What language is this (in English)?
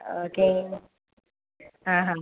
Malayalam